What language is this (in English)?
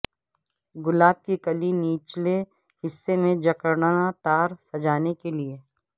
Urdu